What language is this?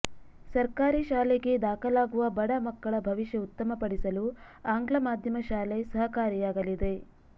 Kannada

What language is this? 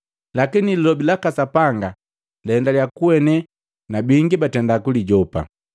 Matengo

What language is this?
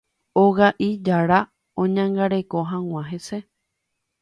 Guarani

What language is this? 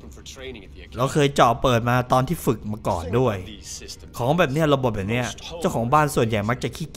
Thai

